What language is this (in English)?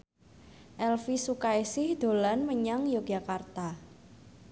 Javanese